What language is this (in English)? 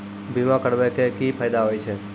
Maithili